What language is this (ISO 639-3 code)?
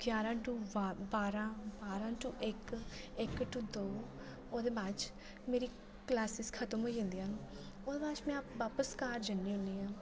doi